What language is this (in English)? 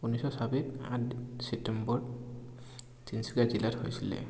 Assamese